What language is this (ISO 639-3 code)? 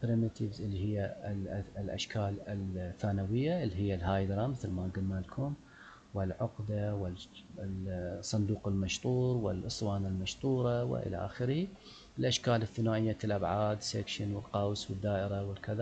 ara